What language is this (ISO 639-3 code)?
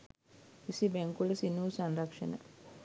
sin